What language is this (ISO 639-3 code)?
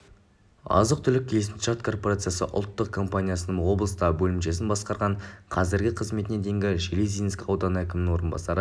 kaz